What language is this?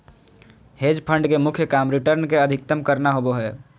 Magahi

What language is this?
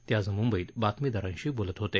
Marathi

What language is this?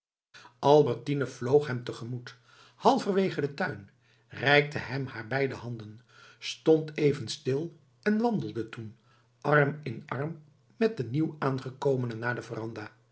Dutch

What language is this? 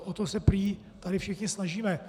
Czech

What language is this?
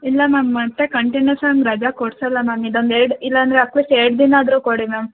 Kannada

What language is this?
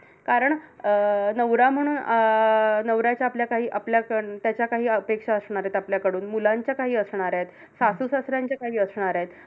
Marathi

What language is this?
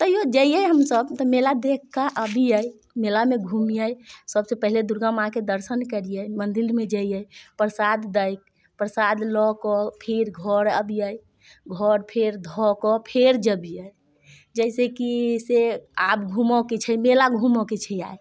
Maithili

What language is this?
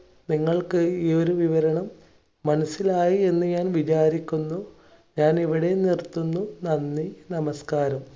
Malayalam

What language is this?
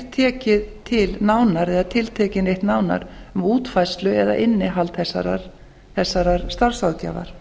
Icelandic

